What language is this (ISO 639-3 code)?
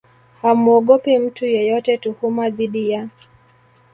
swa